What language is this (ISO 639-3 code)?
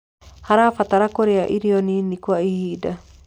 kik